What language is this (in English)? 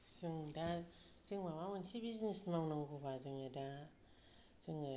Bodo